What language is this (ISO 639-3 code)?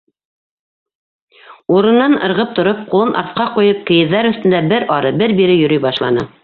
bak